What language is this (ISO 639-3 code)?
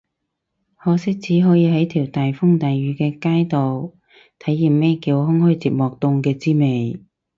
yue